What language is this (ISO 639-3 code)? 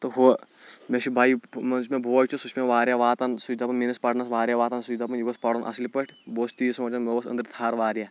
kas